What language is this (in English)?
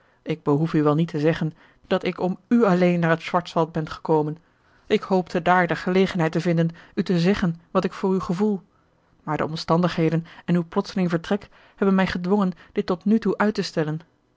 Dutch